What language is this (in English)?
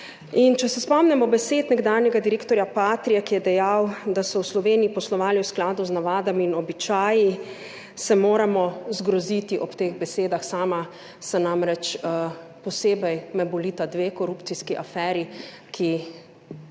Slovenian